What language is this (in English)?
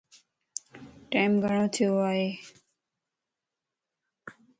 Lasi